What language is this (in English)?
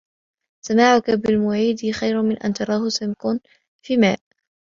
Arabic